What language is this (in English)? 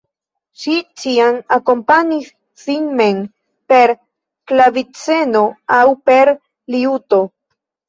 Esperanto